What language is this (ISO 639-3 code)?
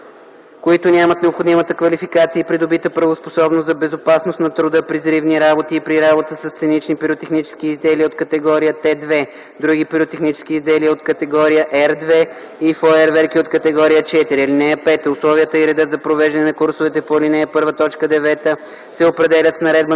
bul